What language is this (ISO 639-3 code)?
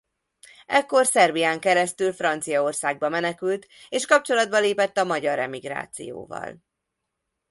hun